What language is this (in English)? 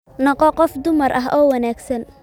Somali